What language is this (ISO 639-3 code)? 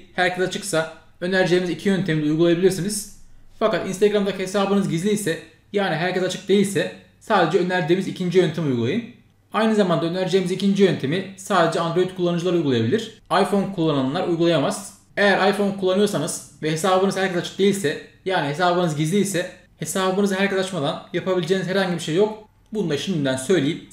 tur